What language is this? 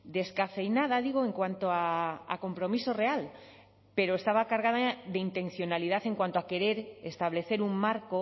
Spanish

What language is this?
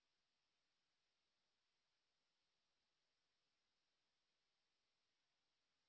Punjabi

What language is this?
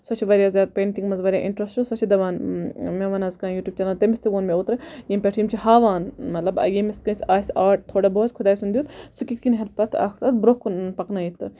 Kashmiri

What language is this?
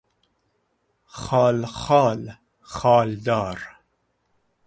Persian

